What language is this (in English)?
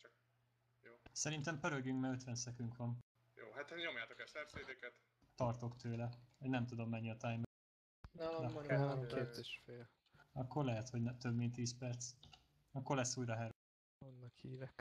Hungarian